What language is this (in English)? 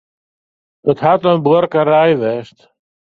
Western Frisian